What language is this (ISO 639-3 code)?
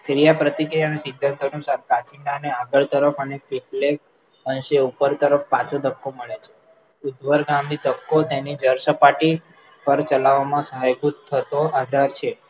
guj